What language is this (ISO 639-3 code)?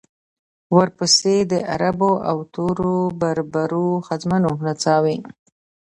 pus